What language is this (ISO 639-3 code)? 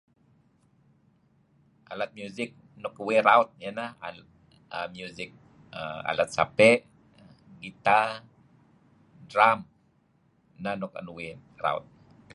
kzi